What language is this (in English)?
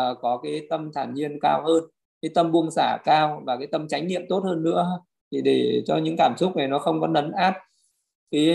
Vietnamese